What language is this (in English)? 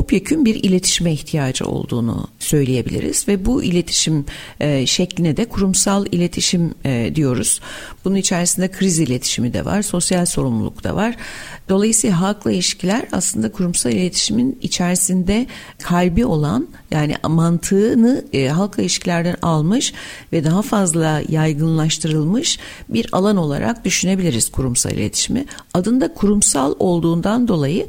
Turkish